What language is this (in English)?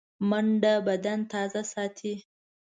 Pashto